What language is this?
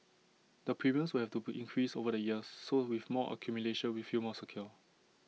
English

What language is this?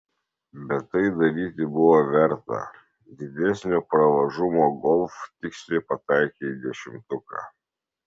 Lithuanian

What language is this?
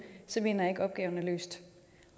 Danish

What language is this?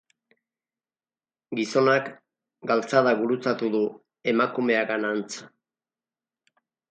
Basque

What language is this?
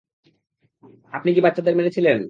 Bangla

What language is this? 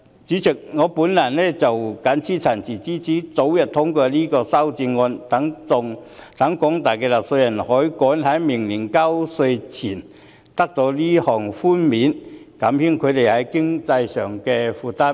Cantonese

